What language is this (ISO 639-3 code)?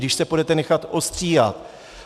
ces